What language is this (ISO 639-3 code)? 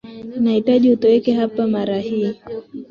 swa